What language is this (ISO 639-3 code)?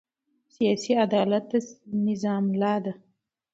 pus